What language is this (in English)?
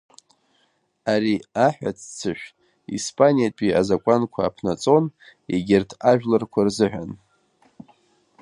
Abkhazian